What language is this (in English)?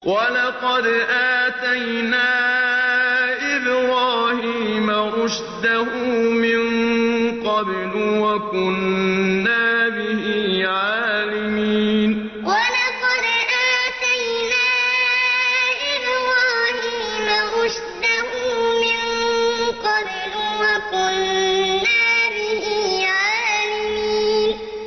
Arabic